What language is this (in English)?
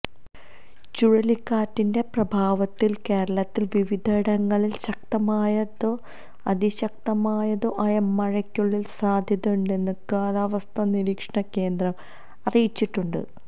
Malayalam